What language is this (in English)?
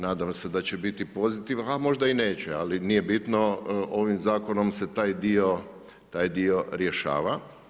Croatian